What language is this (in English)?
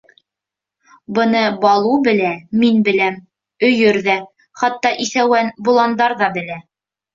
Bashkir